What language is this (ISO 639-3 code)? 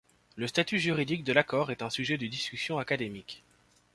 fra